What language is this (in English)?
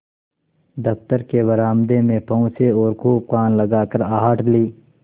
Hindi